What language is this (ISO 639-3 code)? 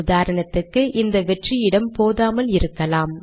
tam